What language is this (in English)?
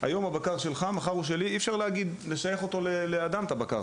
Hebrew